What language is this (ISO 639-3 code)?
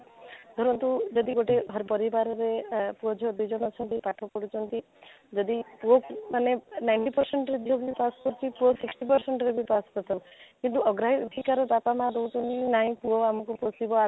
ori